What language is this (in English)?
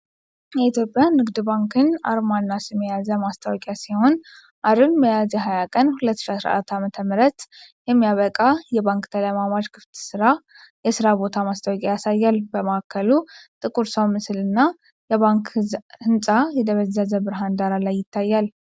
Amharic